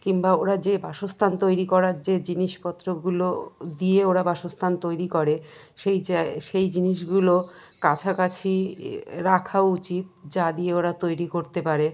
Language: Bangla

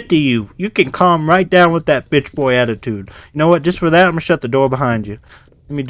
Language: English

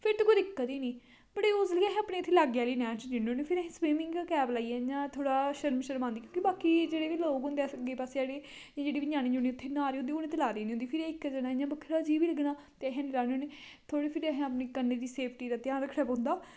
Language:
Dogri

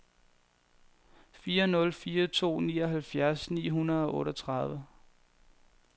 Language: Danish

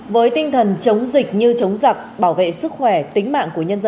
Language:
Vietnamese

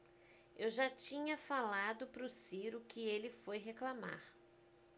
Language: Portuguese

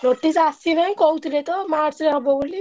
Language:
Odia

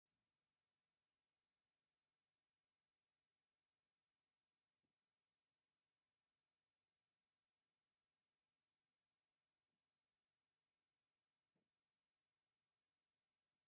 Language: Tigrinya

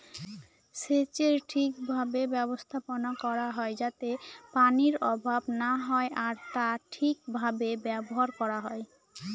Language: Bangla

